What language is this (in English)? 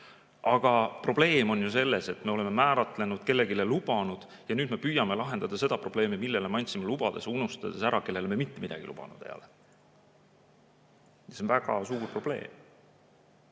Estonian